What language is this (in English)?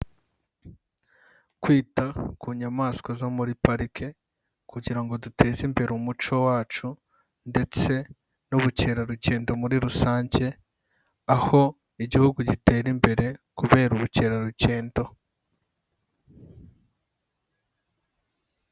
Kinyarwanda